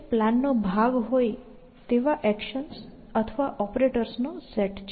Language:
Gujarati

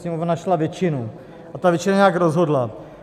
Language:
Czech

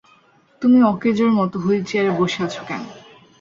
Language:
Bangla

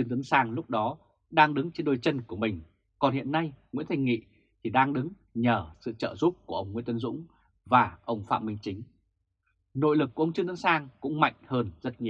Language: Vietnamese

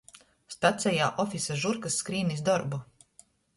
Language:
Latgalian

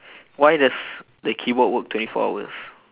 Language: English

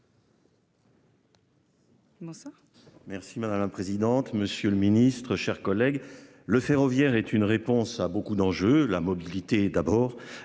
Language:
French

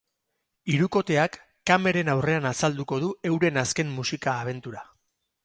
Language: Basque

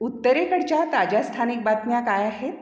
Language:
Marathi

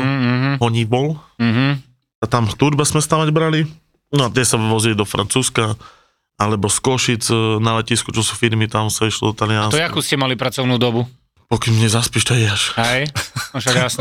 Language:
Slovak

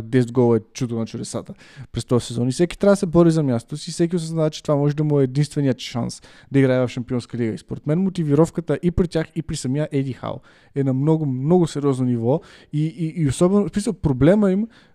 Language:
Bulgarian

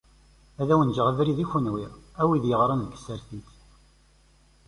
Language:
Kabyle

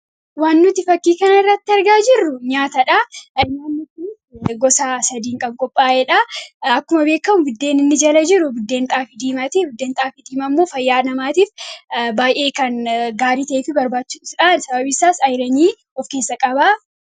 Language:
Oromo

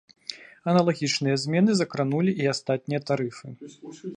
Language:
Belarusian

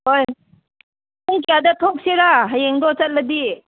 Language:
Manipuri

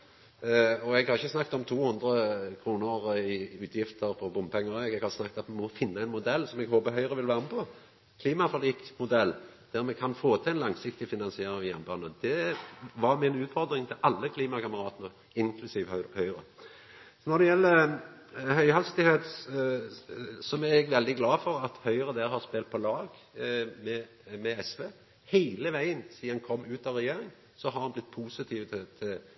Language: Norwegian Nynorsk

